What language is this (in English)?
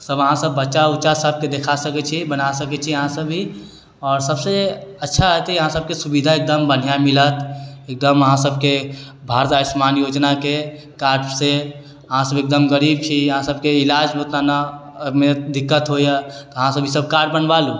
Maithili